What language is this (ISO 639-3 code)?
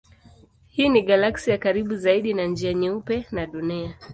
swa